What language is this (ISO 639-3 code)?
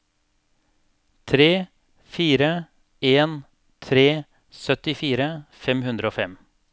nor